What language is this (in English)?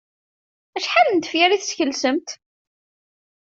Kabyle